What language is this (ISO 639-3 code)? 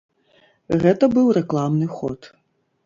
bel